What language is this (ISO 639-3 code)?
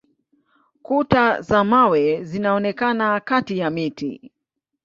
swa